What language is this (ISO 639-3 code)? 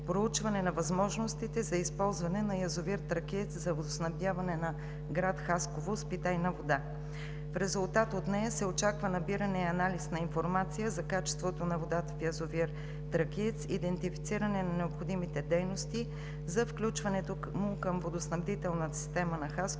bul